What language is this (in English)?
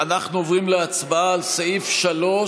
Hebrew